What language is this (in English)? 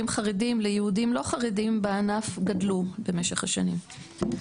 Hebrew